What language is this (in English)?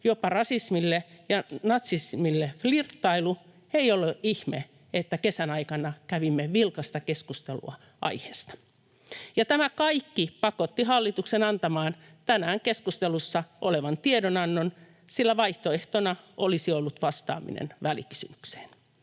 Finnish